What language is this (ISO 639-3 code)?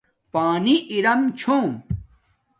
dmk